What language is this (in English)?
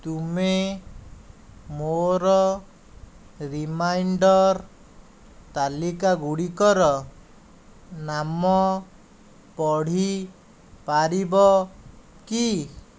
Odia